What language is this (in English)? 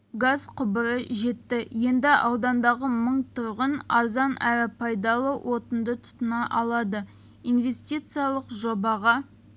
Kazakh